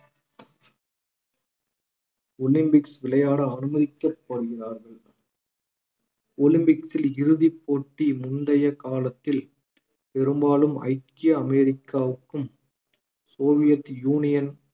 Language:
Tamil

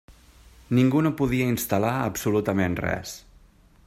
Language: Catalan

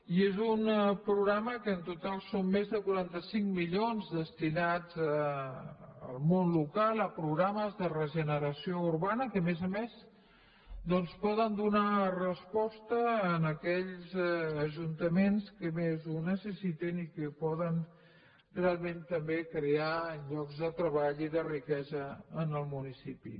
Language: Catalan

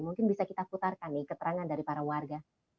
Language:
Indonesian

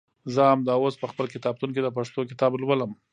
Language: Pashto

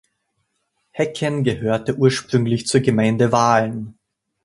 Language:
German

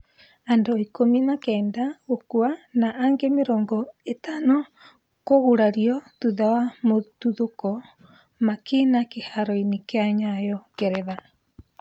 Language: Kikuyu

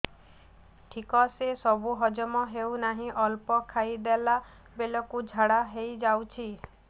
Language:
Odia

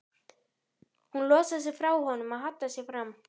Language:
Icelandic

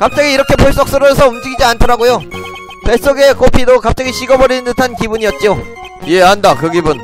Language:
Korean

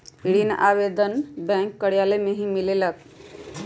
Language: Magahi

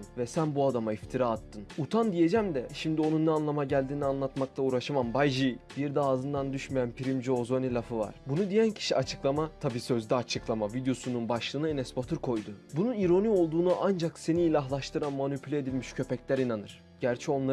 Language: Turkish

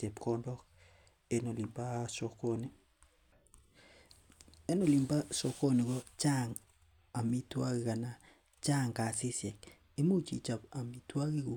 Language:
Kalenjin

